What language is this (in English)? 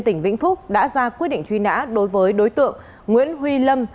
Vietnamese